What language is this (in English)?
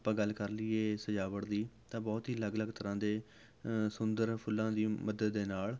Punjabi